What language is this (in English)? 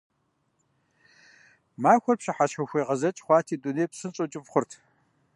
Kabardian